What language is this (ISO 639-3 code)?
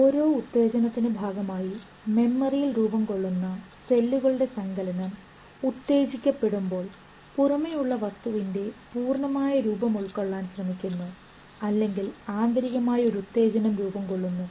mal